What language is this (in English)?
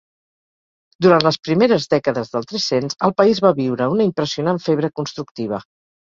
Catalan